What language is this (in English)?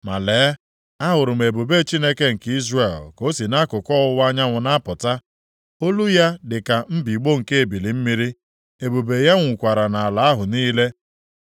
Igbo